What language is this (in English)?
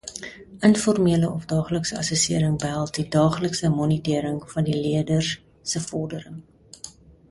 Afrikaans